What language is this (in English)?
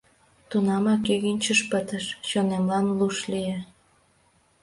Mari